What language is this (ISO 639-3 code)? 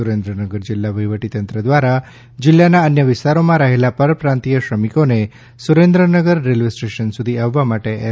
guj